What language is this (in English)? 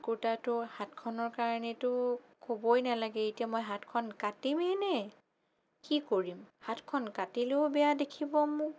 Assamese